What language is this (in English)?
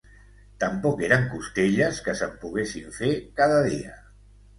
Catalan